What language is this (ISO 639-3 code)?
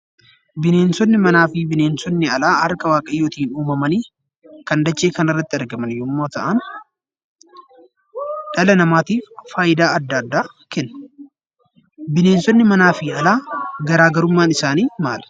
orm